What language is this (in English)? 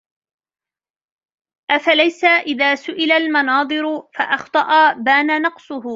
Arabic